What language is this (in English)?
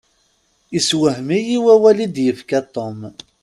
Kabyle